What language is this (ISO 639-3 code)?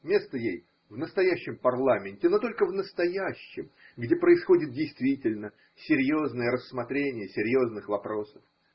rus